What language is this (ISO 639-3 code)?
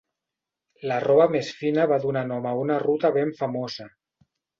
cat